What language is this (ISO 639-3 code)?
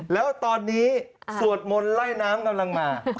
tha